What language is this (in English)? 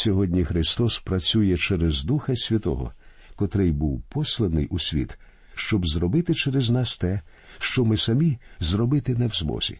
Ukrainian